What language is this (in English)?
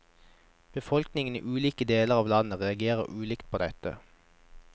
Norwegian